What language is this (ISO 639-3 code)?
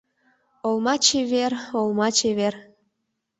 chm